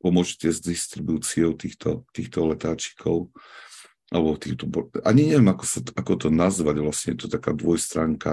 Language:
Slovak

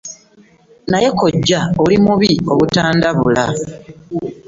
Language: Ganda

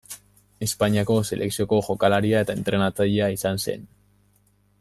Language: Basque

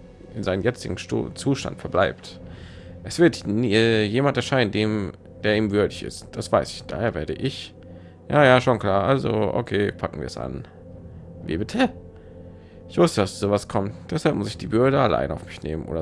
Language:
German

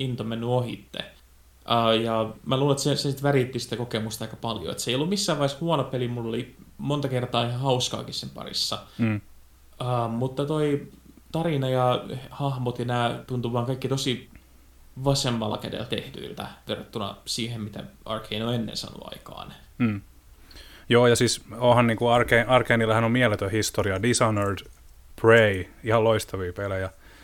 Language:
Finnish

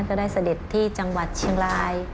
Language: Thai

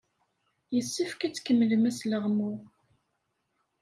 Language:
Kabyle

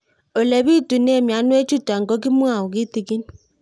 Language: Kalenjin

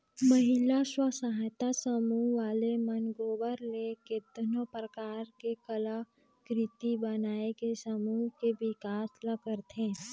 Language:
Chhattisgarhi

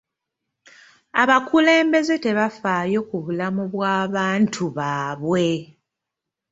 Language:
Ganda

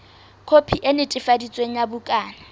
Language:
Southern Sotho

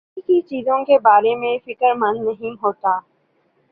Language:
Urdu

